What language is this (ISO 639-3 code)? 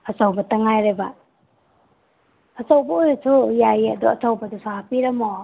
mni